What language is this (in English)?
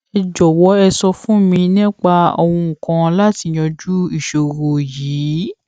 Yoruba